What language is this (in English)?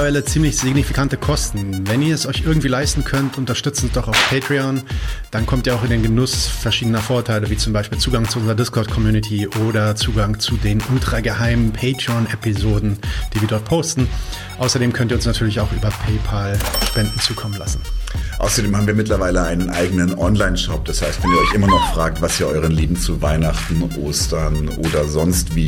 German